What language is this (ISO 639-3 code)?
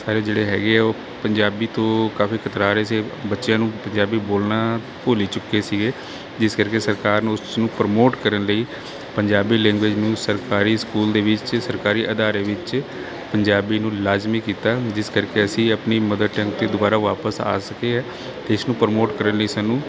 pan